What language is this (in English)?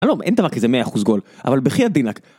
Hebrew